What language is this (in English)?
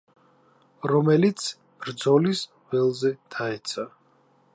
Georgian